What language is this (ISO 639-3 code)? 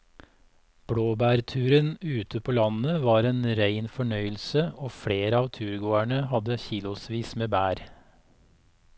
nor